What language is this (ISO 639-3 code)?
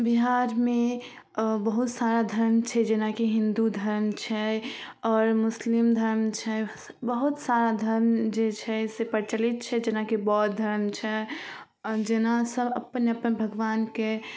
mai